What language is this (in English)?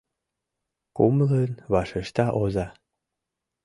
Mari